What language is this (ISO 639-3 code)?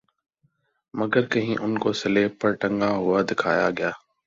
urd